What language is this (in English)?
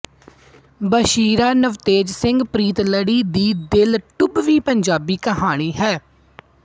Punjabi